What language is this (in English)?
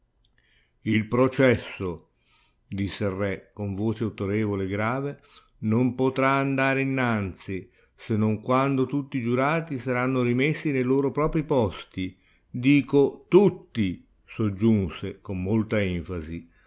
Italian